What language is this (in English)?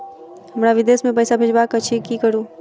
Maithili